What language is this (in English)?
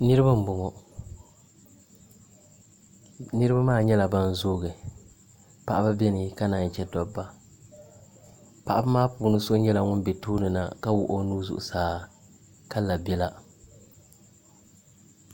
Dagbani